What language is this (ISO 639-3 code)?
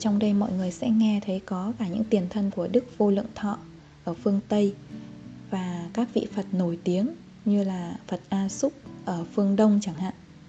vie